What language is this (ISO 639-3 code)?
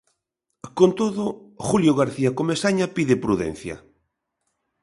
glg